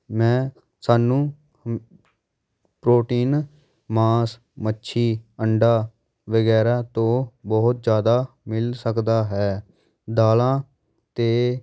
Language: Punjabi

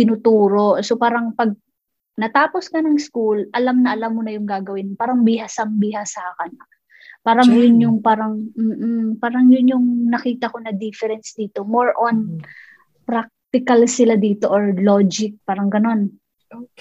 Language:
Filipino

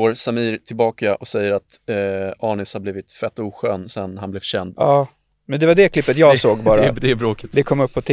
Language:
Swedish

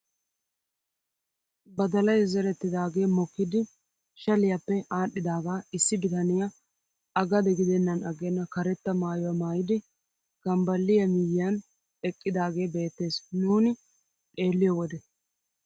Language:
Wolaytta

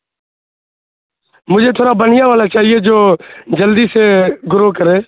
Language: Urdu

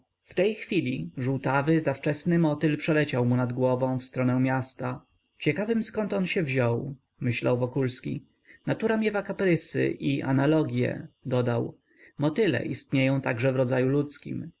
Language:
Polish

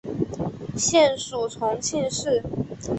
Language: Chinese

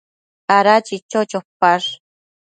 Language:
Matsés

